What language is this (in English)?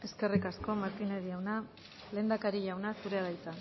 Basque